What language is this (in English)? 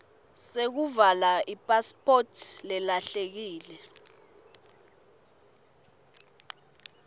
Swati